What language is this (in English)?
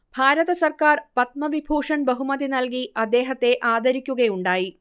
Malayalam